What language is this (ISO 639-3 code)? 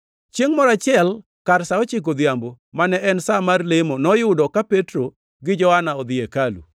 luo